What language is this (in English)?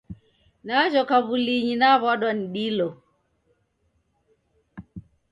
Taita